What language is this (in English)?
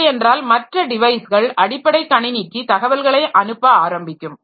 Tamil